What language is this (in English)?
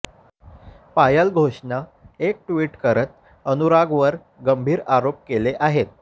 Marathi